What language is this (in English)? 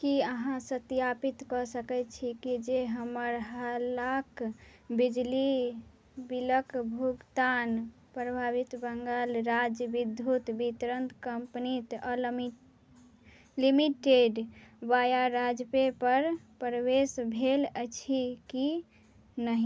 Maithili